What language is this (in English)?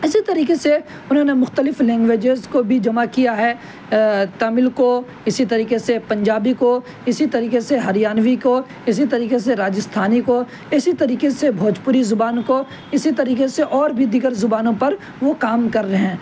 Urdu